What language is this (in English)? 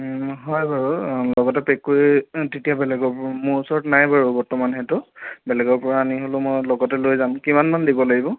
Assamese